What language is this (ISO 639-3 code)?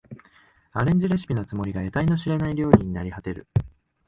jpn